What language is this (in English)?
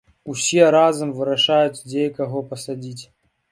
Belarusian